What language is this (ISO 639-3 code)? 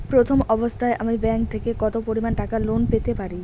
ben